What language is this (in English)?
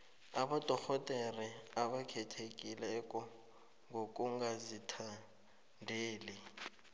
South Ndebele